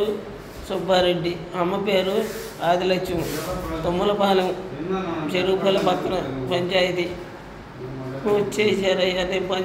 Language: Hindi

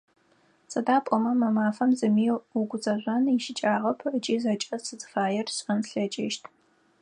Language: Adyghe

